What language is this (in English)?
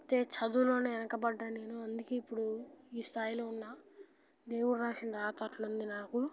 Telugu